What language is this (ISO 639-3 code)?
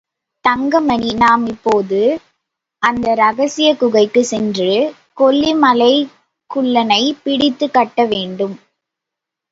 tam